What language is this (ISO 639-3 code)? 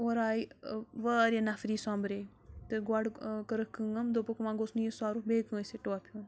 kas